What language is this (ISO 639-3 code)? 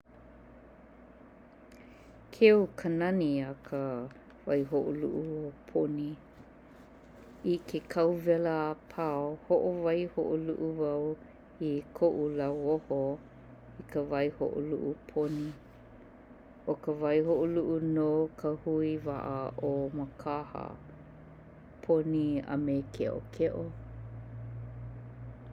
haw